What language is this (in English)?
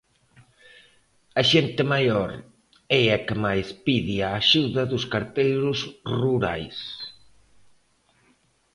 Galician